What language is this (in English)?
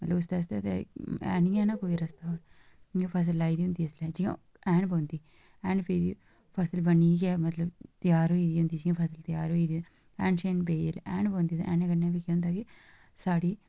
Dogri